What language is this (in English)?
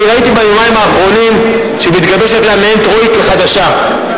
Hebrew